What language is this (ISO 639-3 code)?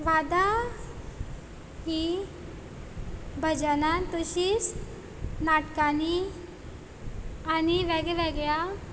kok